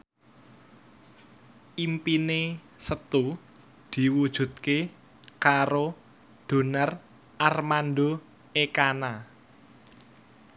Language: Javanese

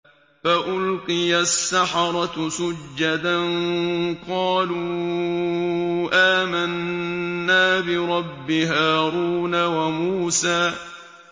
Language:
Arabic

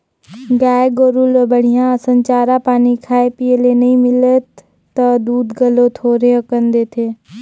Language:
Chhattisgarhi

